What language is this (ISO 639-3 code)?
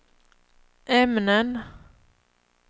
swe